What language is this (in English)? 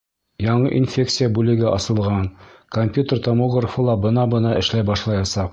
Bashkir